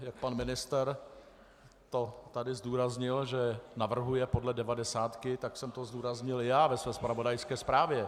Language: Czech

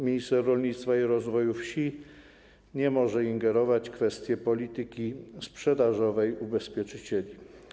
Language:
Polish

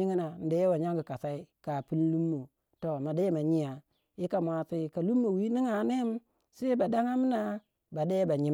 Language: Waja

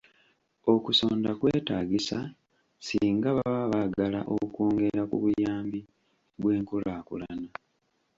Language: Ganda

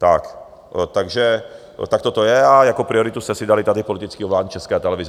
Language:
Czech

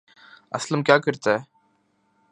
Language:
Urdu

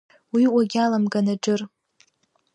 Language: Abkhazian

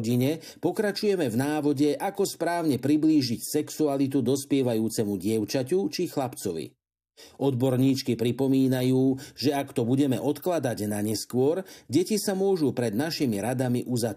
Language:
Slovak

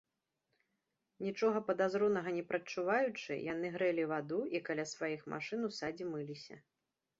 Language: Belarusian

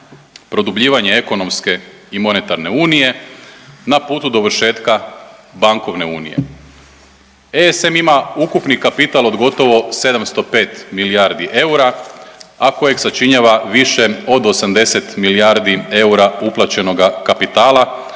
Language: Croatian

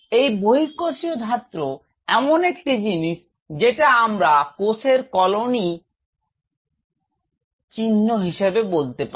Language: Bangla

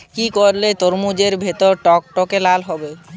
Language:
Bangla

